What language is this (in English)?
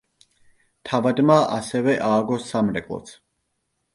Georgian